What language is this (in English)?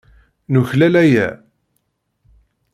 Kabyle